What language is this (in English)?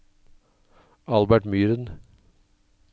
Norwegian